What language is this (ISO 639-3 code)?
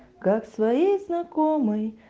rus